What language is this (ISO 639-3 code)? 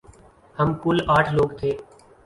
urd